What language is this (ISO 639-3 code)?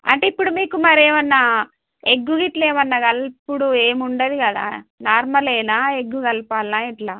tel